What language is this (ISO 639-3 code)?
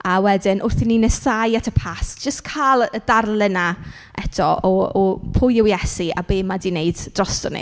cym